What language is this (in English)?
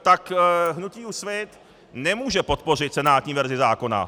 Czech